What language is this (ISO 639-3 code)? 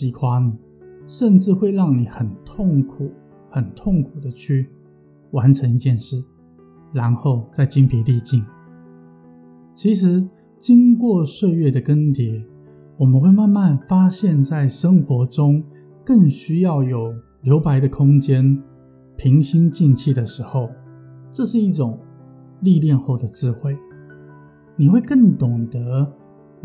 zho